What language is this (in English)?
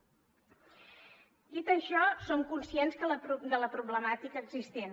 Catalan